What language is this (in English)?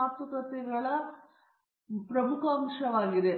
Kannada